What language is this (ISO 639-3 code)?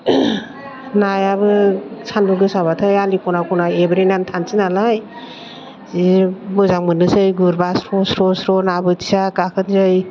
brx